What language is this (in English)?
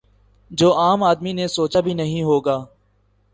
Urdu